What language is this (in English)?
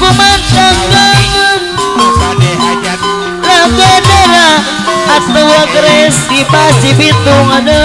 Indonesian